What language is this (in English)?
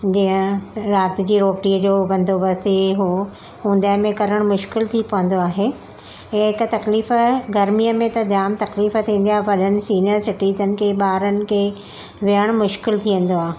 Sindhi